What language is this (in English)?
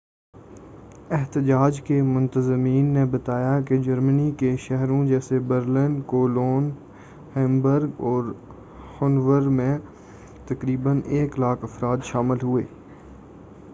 Urdu